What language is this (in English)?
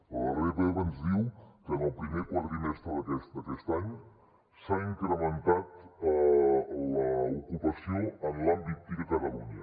Catalan